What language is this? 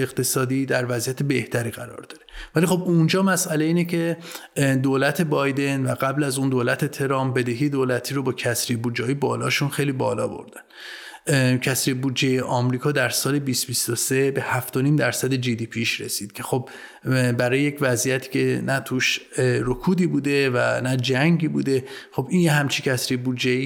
Persian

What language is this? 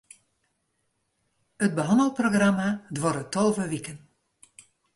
Western Frisian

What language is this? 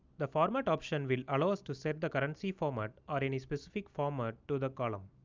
English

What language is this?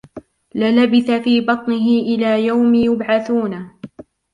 Arabic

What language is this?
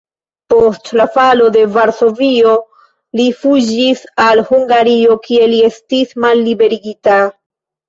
Esperanto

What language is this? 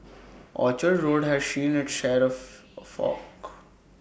English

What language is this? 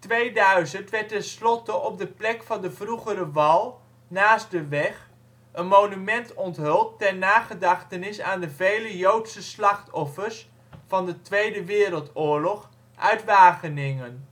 Dutch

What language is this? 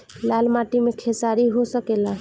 Bhojpuri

